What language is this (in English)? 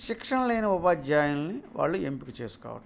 Telugu